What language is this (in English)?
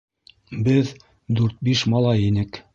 Bashkir